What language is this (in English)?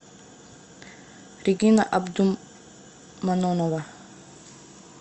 Russian